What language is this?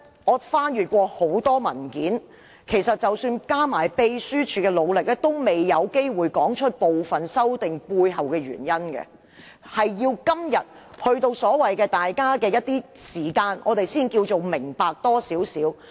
Cantonese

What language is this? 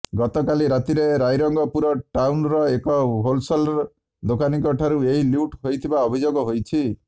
Odia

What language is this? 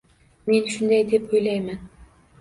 Uzbek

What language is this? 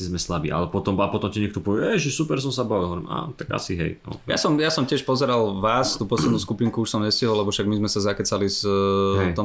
Slovak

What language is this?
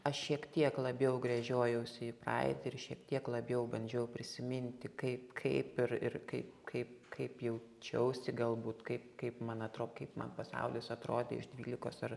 Lithuanian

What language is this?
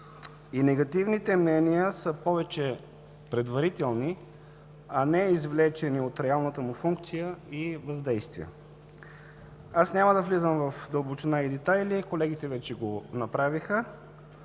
Bulgarian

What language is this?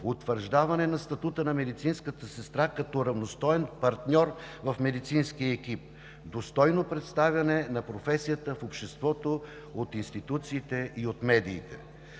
Bulgarian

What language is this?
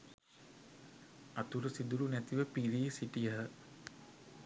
Sinhala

